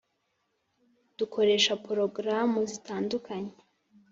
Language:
Kinyarwanda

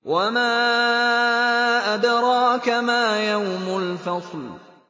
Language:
Arabic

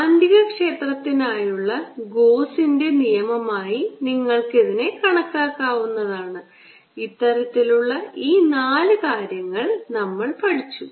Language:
Malayalam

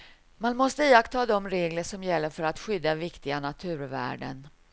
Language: Swedish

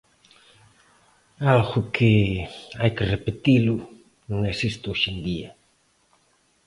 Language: Galician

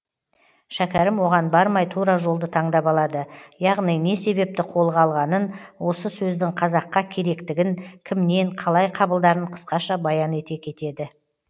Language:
Kazakh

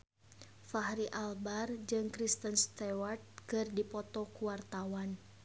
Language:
Sundanese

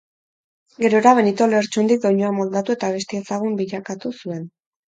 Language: Basque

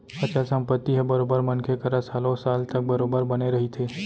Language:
Chhattisgarhi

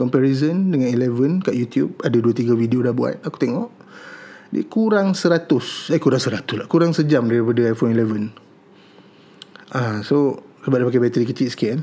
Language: Malay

